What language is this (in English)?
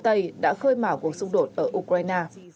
Vietnamese